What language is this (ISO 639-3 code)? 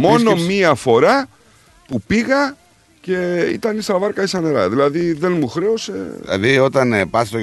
ell